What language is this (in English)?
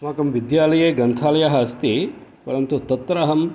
Sanskrit